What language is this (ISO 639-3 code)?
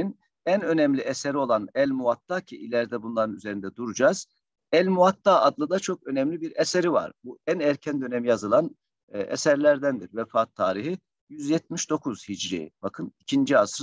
tur